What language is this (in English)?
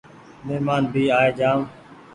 Goaria